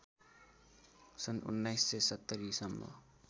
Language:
Nepali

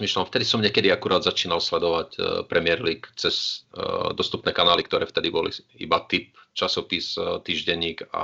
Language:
Slovak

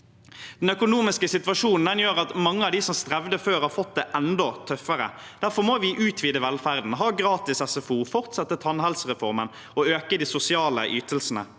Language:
Norwegian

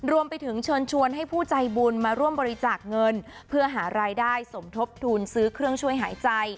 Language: Thai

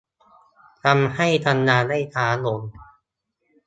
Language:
Thai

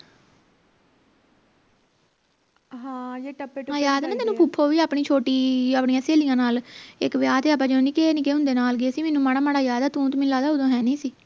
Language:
Punjabi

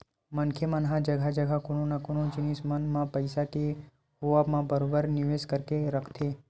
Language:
Chhattisgarhi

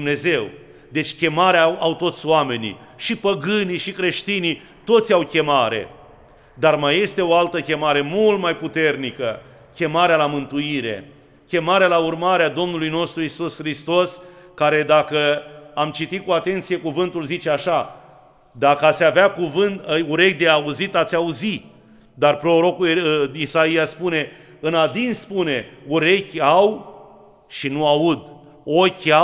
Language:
Romanian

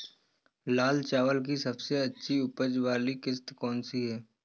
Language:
Hindi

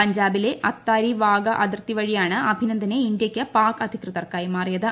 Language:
Malayalam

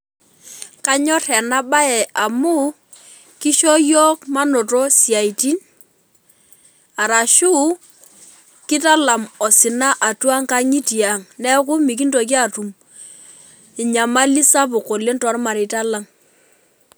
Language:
Masai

